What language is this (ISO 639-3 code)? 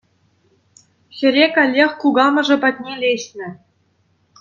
chv